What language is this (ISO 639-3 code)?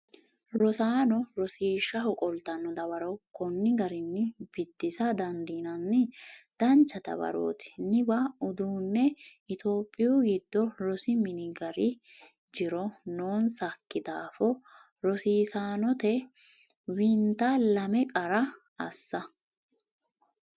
sid